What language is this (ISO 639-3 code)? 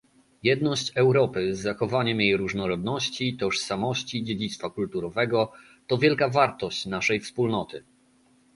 pol